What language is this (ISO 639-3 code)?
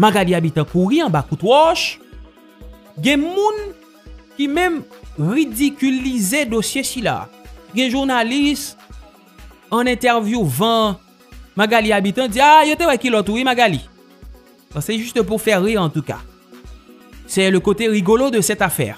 fra